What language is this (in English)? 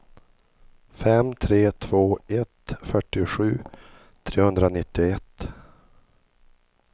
Swedish